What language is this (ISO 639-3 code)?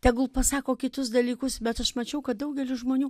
lit